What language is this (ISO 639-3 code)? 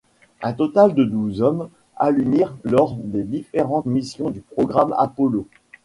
fra